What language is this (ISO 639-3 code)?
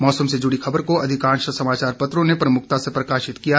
hin